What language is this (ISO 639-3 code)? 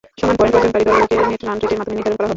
ben